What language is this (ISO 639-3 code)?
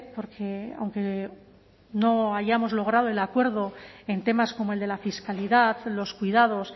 spa